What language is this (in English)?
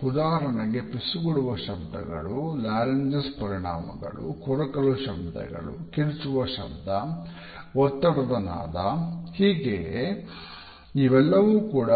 Kannada